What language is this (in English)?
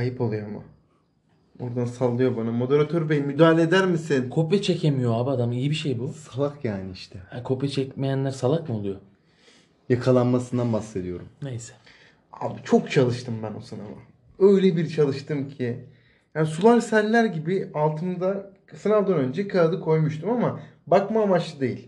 Turkish